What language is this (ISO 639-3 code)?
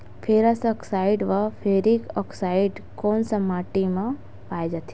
hne